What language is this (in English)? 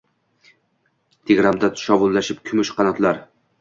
Uzbek